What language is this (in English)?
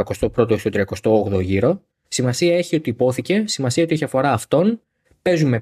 Greek